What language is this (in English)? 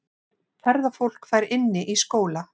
Icelandic